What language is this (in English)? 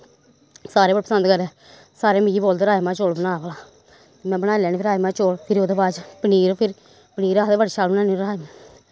Dogri